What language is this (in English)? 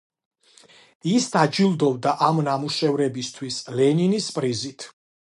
Georgian